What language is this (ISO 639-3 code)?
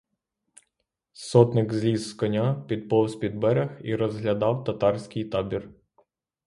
ukr